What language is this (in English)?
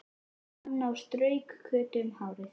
Icelandic